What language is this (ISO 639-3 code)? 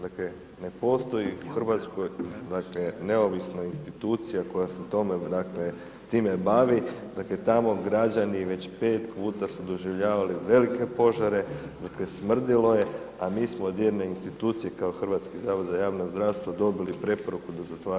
hrv